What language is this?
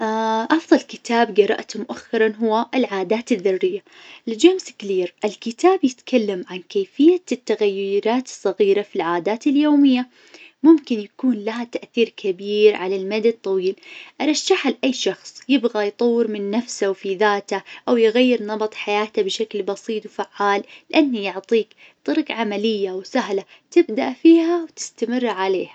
Najdi Arabic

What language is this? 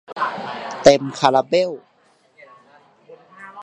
Thai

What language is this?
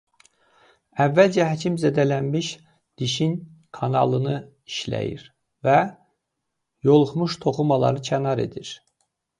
Azerbaijani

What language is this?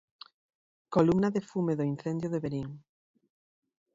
Galician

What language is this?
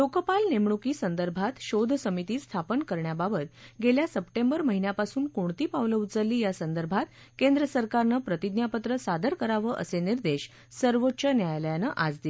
Marathi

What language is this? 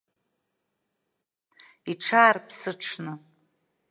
Abkhazian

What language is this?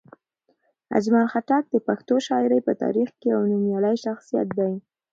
Pashto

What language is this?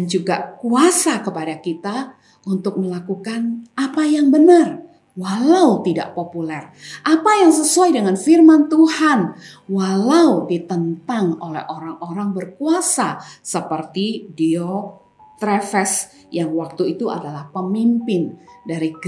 Indonesian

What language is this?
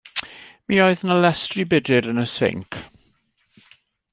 Welsh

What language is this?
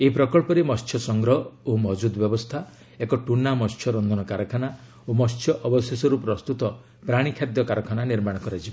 Odia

